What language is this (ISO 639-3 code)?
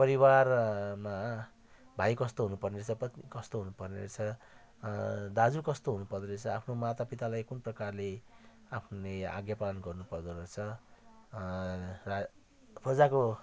nep